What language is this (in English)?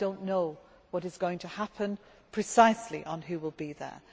English